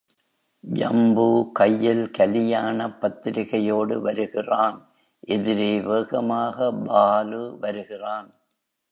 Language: Tamil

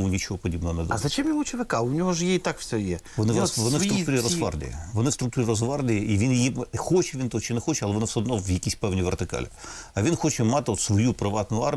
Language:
Ukrainian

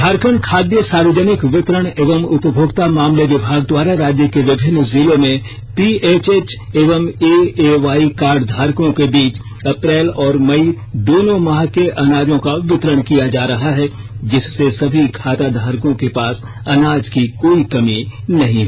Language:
Hindi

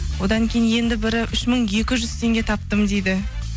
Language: Kazakh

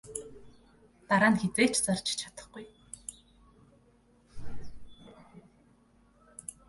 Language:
Mongolian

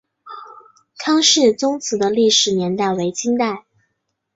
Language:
Chinese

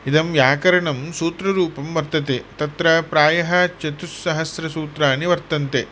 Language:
Sanskrit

